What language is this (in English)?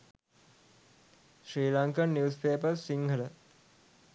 Sinhala